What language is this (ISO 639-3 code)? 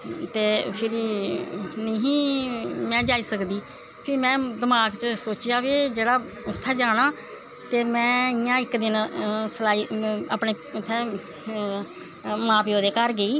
doi